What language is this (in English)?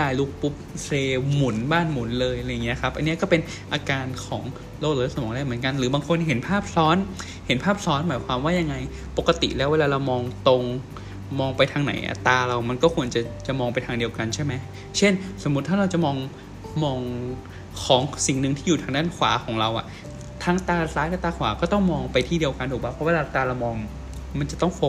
Thai